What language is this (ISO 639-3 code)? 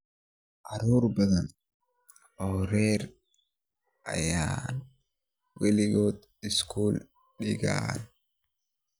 som